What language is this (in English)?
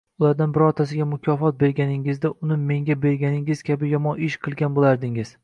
Uzbek